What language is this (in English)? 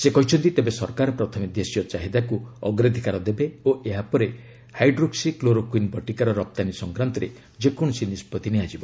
Odia